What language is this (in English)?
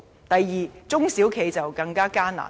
Cantonese